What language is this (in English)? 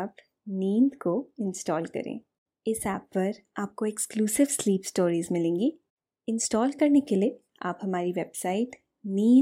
Hindi